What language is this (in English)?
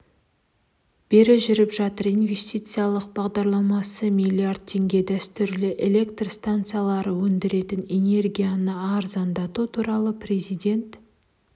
Kazakh